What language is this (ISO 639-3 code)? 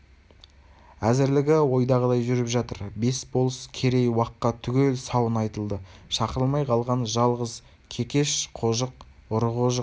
kaz